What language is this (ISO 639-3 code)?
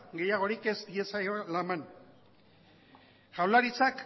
eus